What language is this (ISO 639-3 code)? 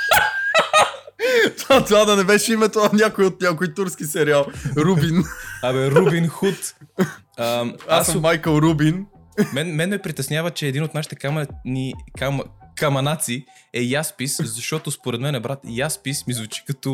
bul